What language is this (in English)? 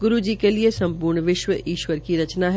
Hindi